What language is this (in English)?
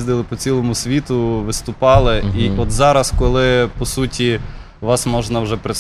Ukrainian